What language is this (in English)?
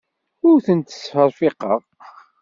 Kabyle